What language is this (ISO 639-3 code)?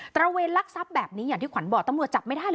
tha